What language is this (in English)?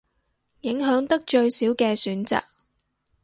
Cantonese